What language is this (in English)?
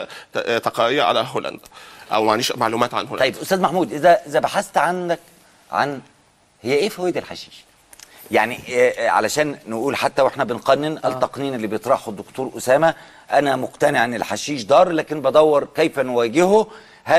Arabic